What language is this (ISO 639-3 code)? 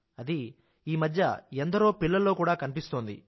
tel